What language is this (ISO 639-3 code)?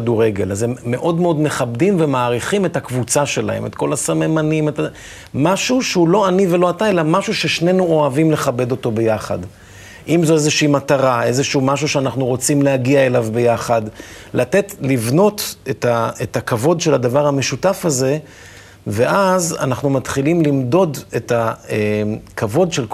heb